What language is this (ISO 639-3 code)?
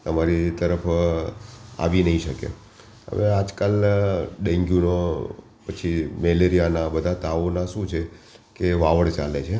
guj